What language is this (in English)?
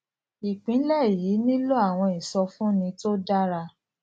Yoruba